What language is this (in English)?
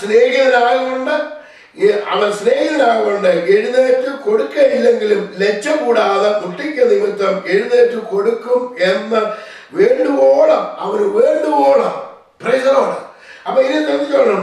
Malayalam